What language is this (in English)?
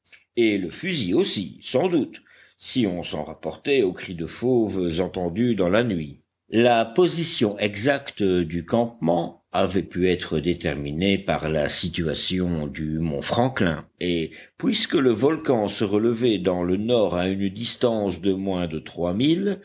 French